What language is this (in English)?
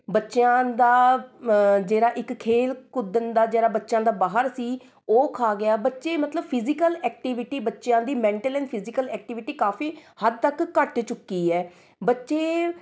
Punjabi